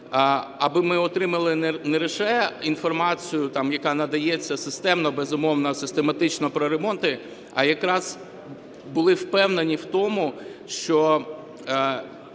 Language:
Ukrainian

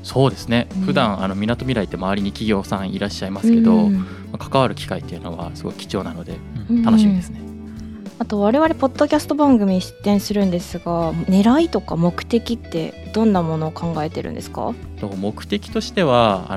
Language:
Japanese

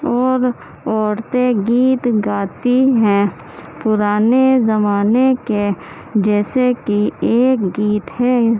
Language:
Urdu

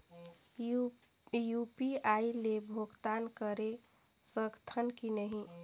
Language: Chhattisgarhi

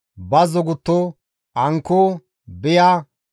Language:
Gamo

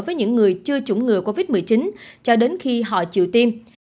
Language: Vietnamese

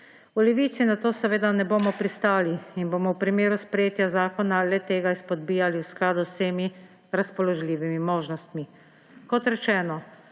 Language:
Slovenian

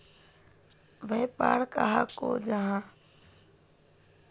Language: Magahi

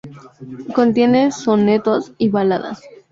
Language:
Spanish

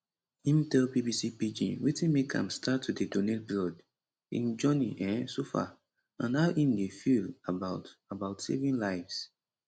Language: Nigerian Pidgin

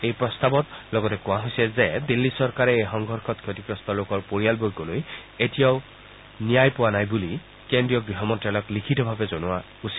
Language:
Assamese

